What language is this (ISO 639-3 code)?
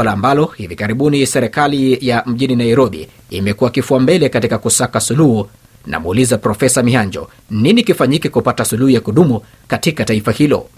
swa